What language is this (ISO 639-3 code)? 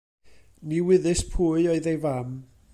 cym